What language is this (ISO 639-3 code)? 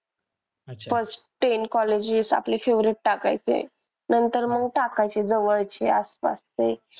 mar